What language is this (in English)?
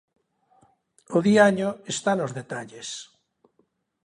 Galician